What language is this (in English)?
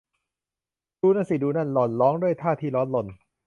Thai